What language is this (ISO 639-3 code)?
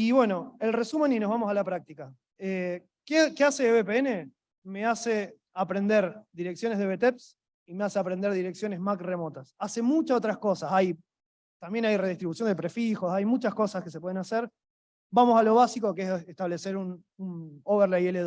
spa